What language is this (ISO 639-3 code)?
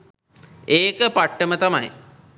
sin